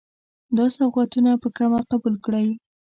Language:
Pashto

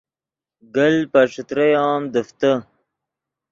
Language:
Yidgha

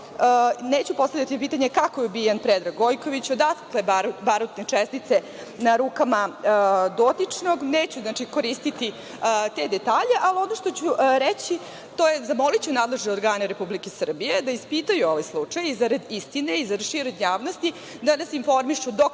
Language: Serbian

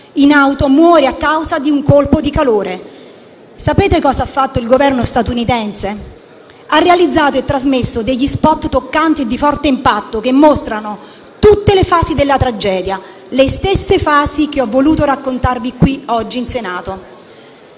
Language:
Italian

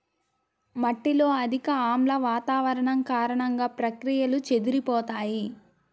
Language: Telugu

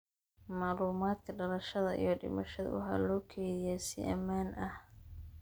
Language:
Somali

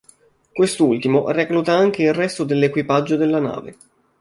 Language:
Italian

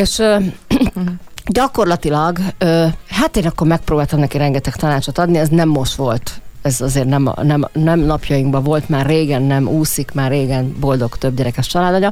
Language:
Hungarian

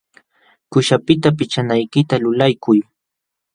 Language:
Jauja Wanca Quechua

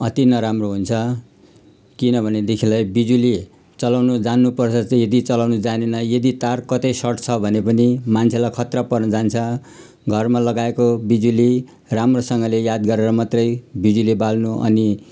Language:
Nepali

